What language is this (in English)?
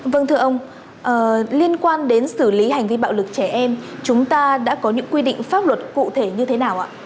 Vietnamese